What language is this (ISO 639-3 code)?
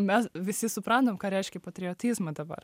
lit